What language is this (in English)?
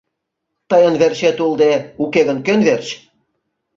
Mari